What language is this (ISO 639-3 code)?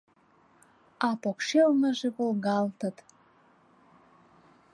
chm